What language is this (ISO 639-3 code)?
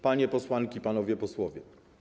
pol